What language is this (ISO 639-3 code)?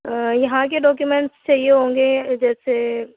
urd